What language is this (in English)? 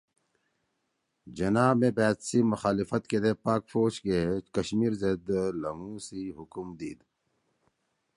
Torwali